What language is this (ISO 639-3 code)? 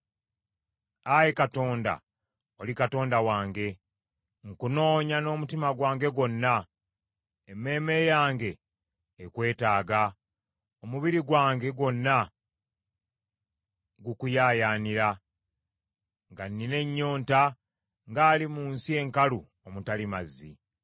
lug